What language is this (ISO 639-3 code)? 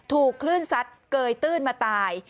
tha